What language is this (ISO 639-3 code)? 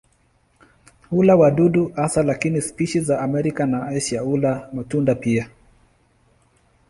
swa